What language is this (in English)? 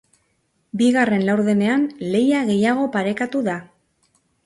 Basque